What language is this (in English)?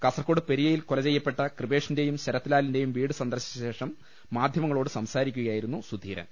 Malayalam